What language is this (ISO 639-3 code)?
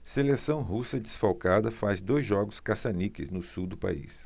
por